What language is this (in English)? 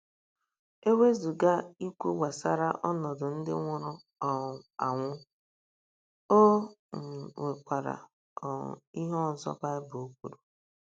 Igbo